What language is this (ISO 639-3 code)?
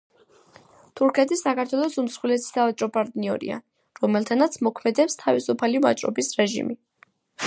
kat